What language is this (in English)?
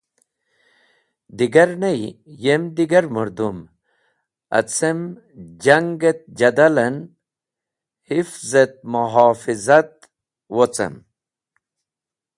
Wakhi